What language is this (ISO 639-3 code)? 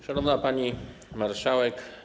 pol